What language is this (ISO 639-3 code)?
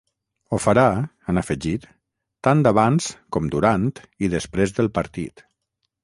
cat